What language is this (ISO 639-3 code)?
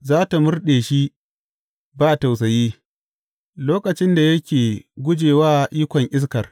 hau